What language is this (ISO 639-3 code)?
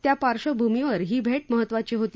mar